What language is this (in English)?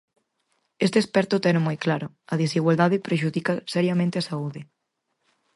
Galician